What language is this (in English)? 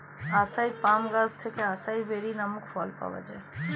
Bangla